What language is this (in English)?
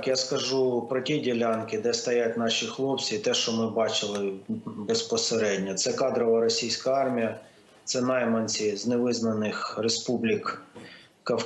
Ukrainian